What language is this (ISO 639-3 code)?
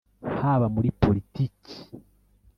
kin